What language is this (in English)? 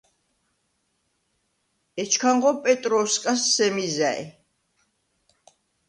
Svan